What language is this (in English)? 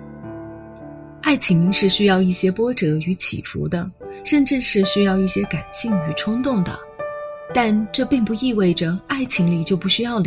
Chinese